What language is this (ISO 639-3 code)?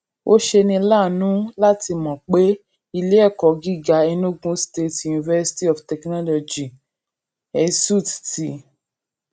yor